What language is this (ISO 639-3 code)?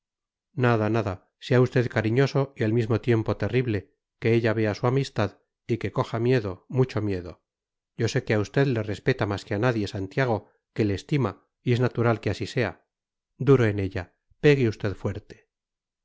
spa